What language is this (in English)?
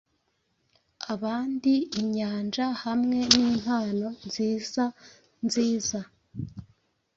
Kinyarwanda